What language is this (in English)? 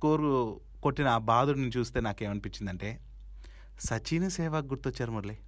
Telugu